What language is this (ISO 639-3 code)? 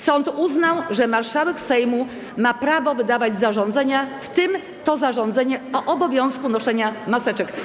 pol